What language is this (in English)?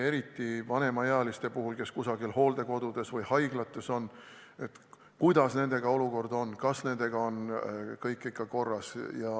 Estonian